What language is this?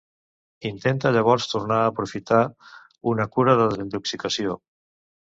Catalan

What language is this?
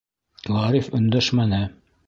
Bashkir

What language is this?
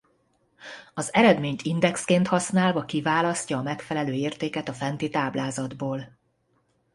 Hungarian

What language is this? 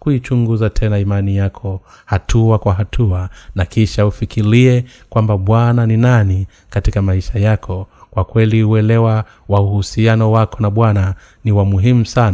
Swahili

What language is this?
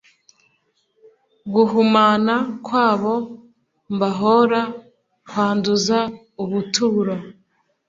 Kinyarwanda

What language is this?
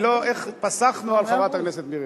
Hebrew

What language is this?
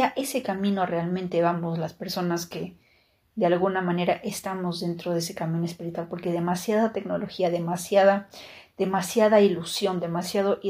Spanish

